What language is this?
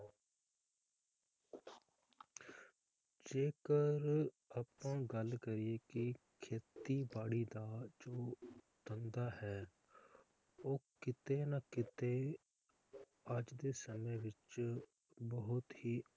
Punjabi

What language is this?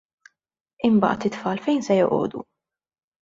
Maltese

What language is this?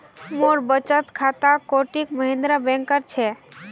Magahi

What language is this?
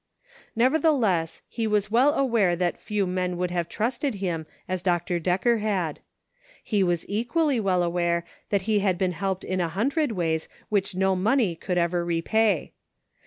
English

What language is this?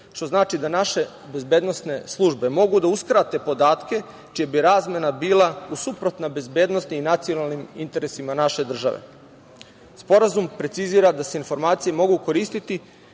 Serbian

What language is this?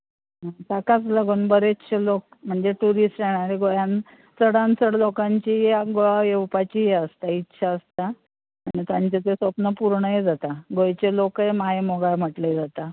Konkani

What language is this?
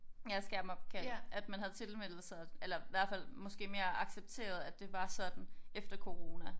Danish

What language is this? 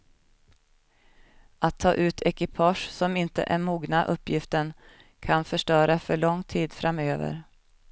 Swedish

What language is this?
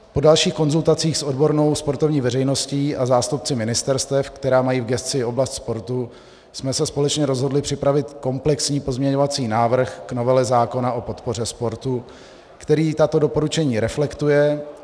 Czech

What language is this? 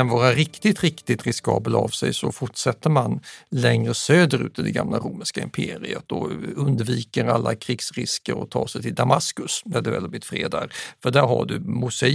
Swedish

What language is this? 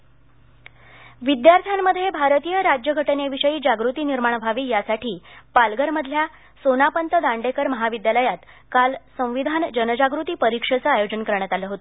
Marathi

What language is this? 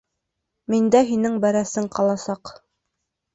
Bashkir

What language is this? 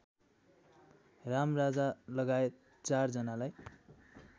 Nepali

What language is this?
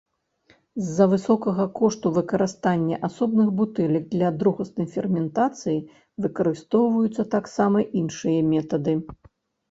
Belarusian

